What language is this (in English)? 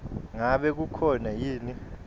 Swati